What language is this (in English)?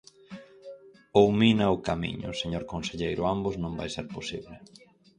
Galician